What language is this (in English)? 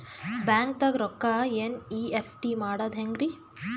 Kannada